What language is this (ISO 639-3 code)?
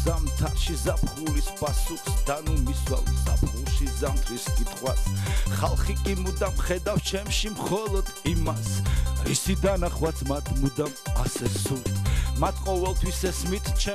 nld